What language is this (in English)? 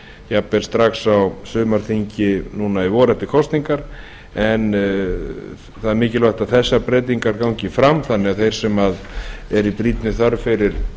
Icelandic